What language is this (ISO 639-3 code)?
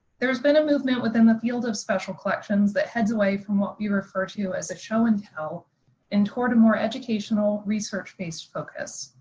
eng